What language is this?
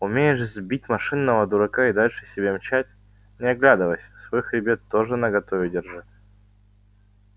Russian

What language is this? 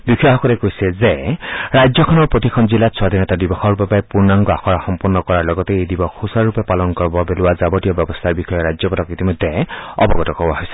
Assamese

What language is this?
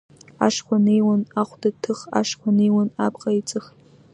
Abkhazian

